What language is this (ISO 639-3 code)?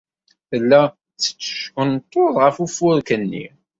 kab